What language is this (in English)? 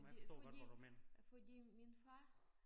Danish